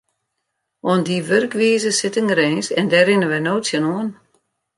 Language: Western Frisian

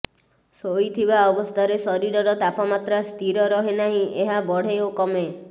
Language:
Odia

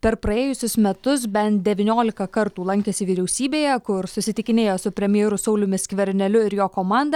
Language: Lithuanian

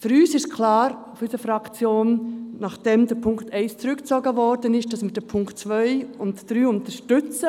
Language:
Swiss German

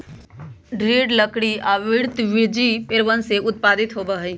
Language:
Magahi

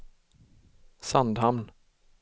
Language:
Swedish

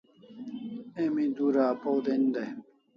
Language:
Kalasha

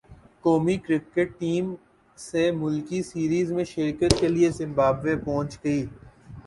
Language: Urdu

